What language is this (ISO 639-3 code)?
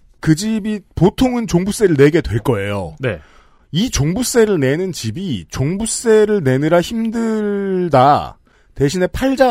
kor